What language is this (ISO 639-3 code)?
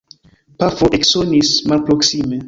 epo